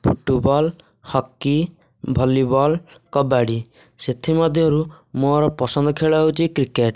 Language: Odia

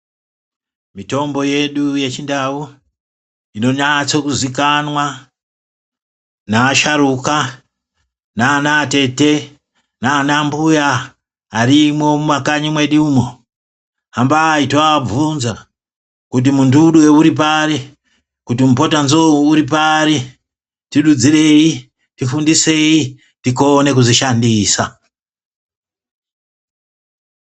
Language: Ndau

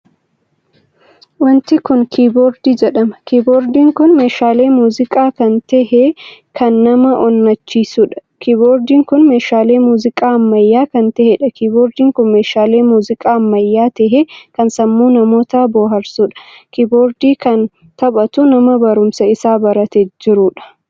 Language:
Oromo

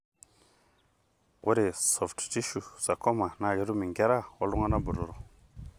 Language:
Masai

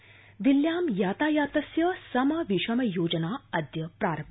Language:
Sanskrit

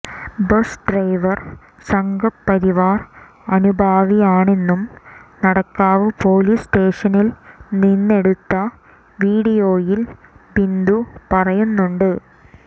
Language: Malayalam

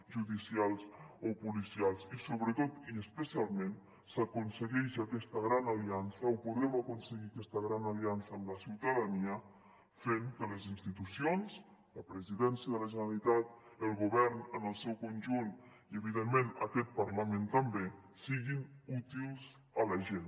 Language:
Catalan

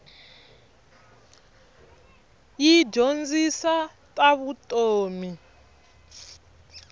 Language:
Tsonga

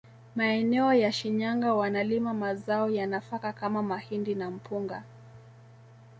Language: Swahili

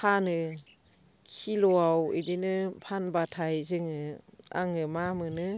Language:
Bodo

